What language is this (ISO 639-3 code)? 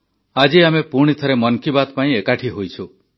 ori